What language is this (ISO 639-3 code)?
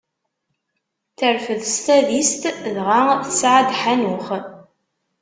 kab